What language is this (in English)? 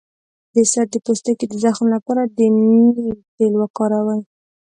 Pashto